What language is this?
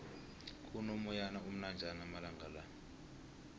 South Ndebele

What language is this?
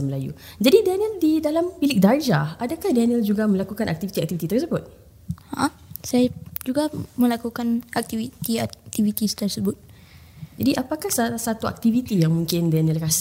Malay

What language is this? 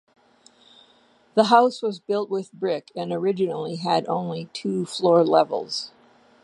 English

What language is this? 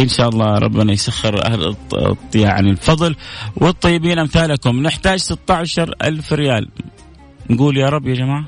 Arabic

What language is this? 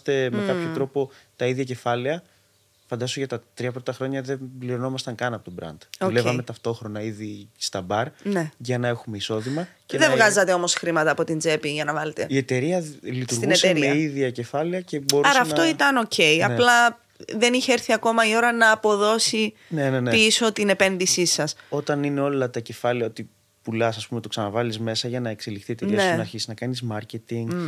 Greek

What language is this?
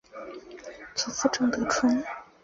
Chinese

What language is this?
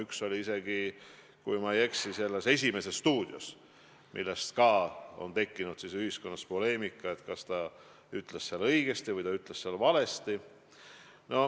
Estonian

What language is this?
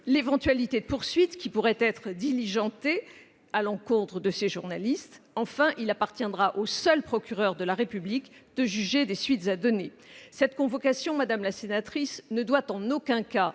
French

